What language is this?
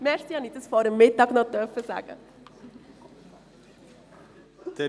Swiss German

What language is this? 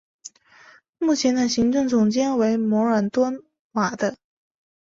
Chinese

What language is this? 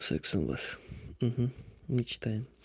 Russian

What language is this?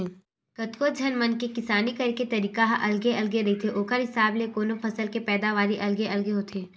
Chhattisgarhi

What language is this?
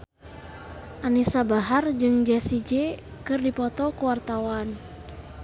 Sundanese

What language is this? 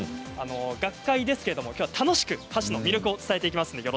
Japanese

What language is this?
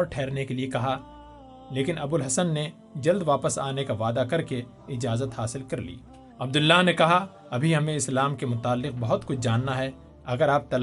Urdu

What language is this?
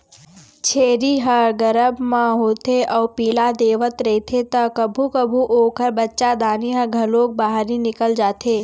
Chhattisgarhi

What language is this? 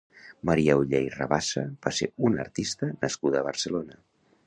Catalan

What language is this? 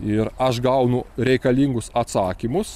Lithuanian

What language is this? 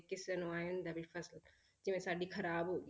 Punjabi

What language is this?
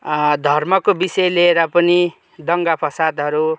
Nepali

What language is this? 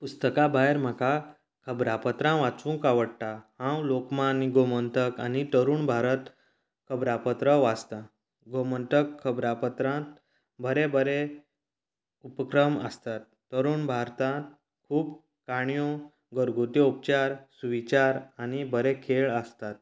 Konkani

